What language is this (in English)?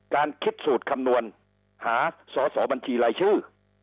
Thai